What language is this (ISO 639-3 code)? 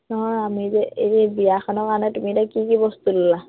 asm